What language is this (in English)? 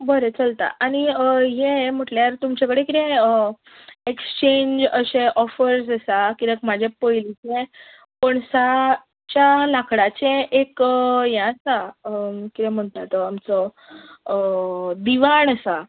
Konkani